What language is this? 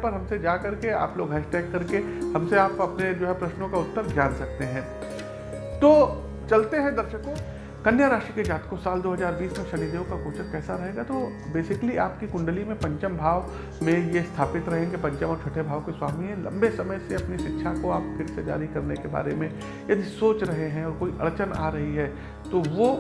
Hindi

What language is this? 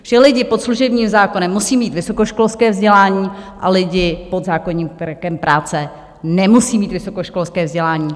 Czech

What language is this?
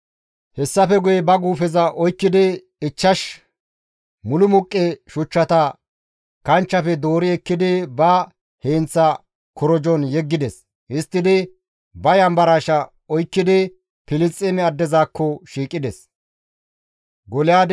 Gamo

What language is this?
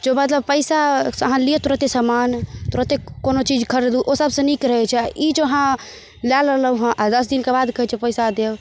Maithili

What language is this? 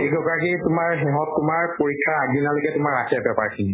Assamese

